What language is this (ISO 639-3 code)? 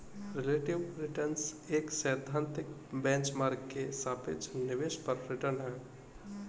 hin